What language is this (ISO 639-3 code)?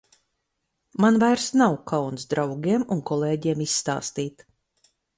lav